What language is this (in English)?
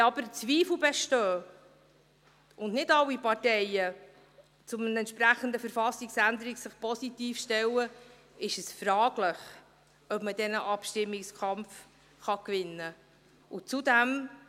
Swiss German